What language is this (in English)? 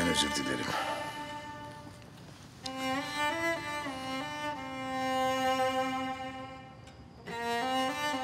Turkish